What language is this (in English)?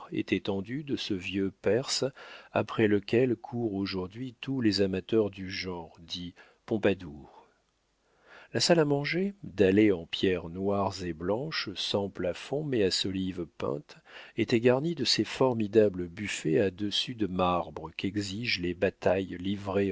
French